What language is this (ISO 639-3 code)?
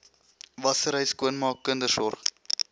afr